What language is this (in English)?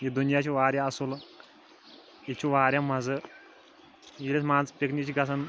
Kashmiri